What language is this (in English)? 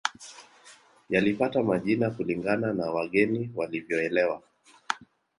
Swahili